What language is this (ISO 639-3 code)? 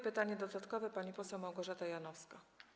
pol